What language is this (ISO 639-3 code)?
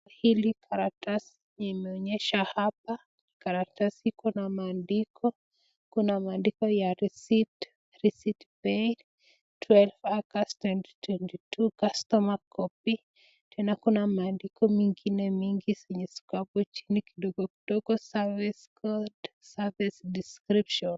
swa